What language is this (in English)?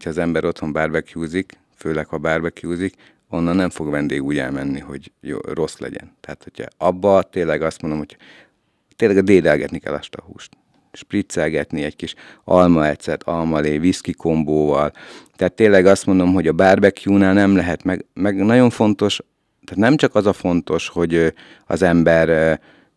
Hungarian